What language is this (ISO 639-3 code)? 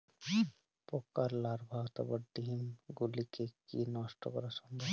ben